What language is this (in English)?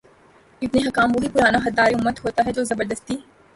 Urdu